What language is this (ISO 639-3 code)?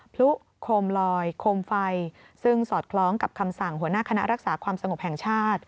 tha